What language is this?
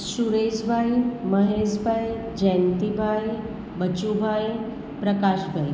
Gujarati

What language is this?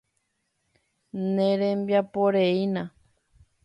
Guarani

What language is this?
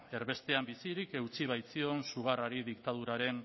Basque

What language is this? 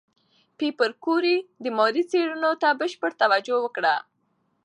Pashto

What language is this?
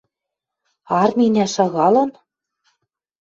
Western Mari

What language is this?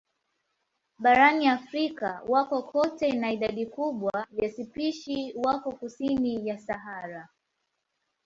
Swahili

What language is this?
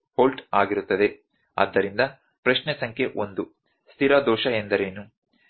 Kannada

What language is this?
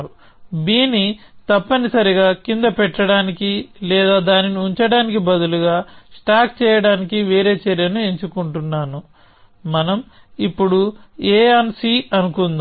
Telugu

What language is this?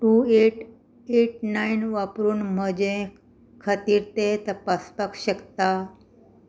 Konkani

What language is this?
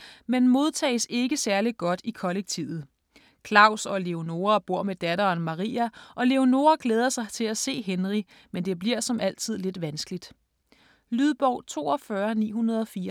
Danish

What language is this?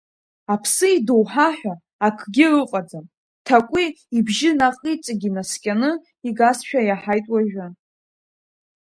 Abkhazian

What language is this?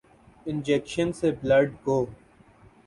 Urdu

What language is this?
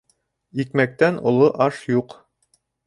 Bashkir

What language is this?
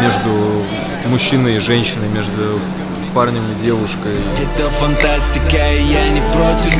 Russian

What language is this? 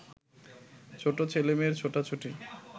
Bangla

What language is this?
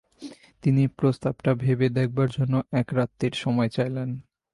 Bangla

